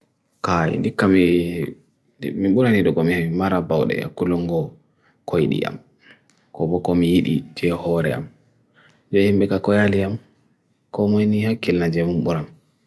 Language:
Bagirmi Fulfulde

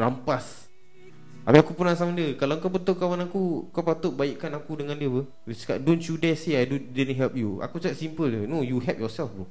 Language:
Malay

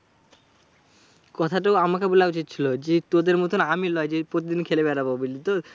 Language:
Bangla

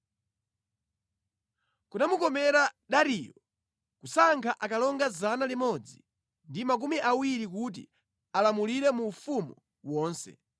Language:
Nyanja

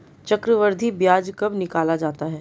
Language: Hindi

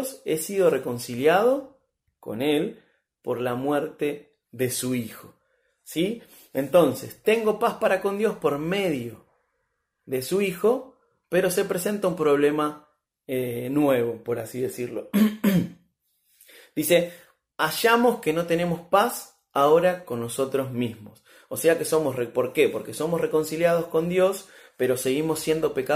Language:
Spanish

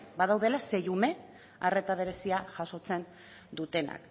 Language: Basque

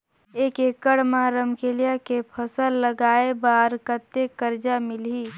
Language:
Chhattisgarhi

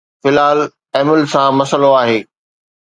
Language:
Sindhi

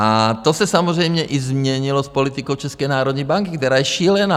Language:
Czech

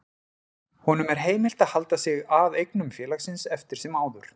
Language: Icelandic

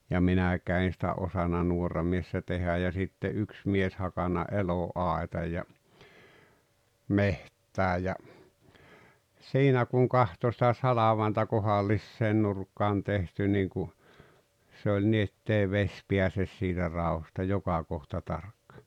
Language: Finnish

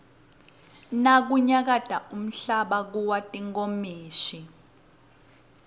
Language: Swati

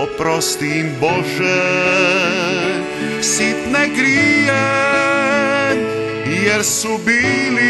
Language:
Romanian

